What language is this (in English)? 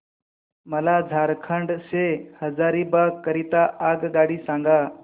Marathi